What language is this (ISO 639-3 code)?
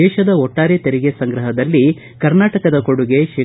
kan